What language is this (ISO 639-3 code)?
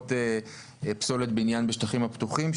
heb